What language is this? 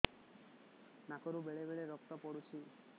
Odia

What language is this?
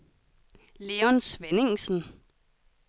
Danish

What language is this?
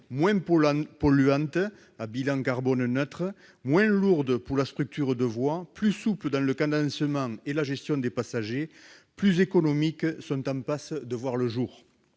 French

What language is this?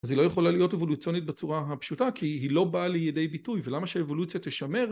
Hebrew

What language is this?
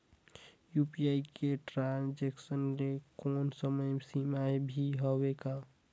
Chhattisgarhi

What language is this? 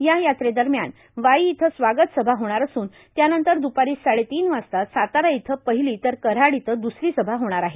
Marathi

